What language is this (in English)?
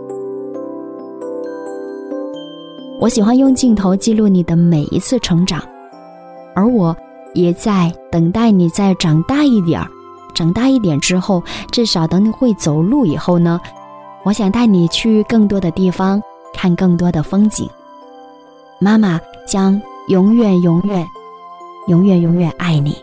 Chinese